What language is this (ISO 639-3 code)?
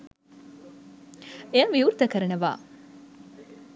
sin